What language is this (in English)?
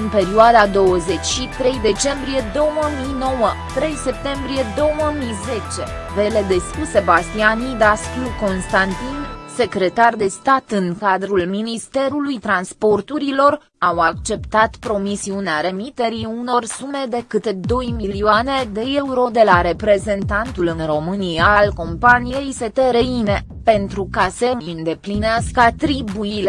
Romanian